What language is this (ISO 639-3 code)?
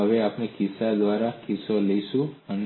guj